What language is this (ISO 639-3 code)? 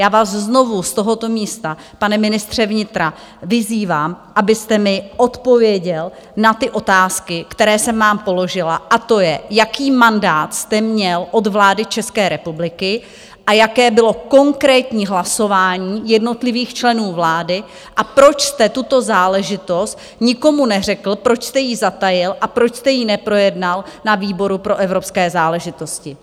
ces